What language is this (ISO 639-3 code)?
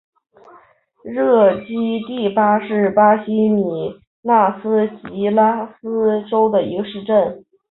zho